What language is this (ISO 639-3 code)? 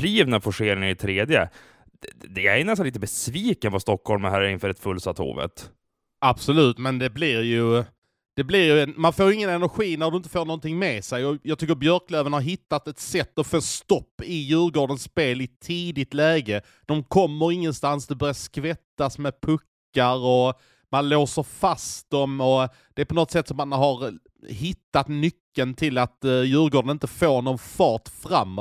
swe